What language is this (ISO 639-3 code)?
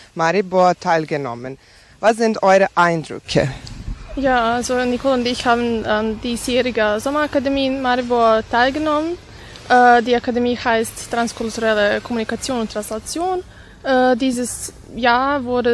deu